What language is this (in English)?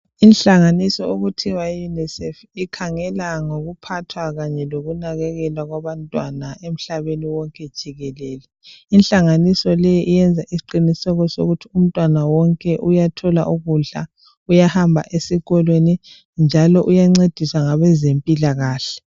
North Ndebele